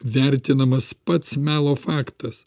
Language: Lithuanian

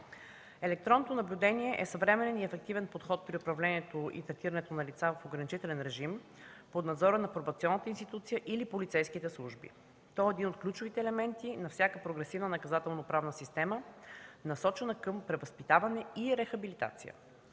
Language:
Bulgarian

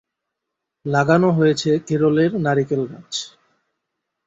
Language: Bangla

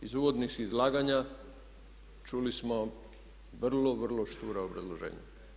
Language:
Croatian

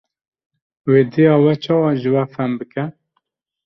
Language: Kurdish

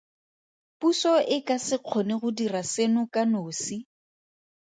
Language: Tswana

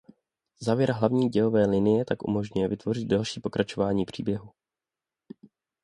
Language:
Czech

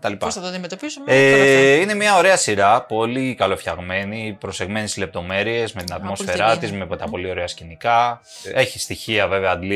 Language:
Greek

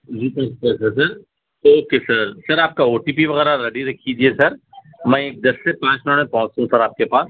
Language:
Urdu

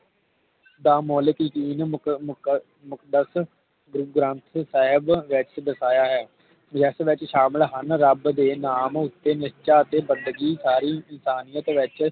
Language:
Punjabi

